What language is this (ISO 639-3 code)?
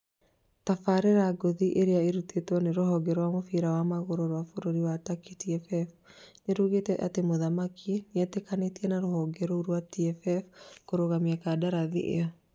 kik